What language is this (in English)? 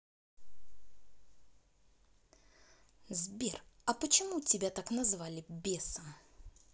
Russian